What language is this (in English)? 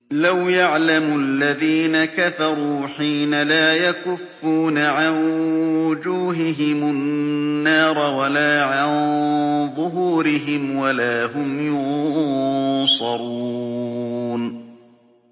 Arabic